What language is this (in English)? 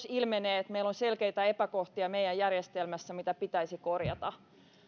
Finnish